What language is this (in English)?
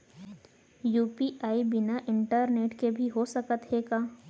Chhattisgarhi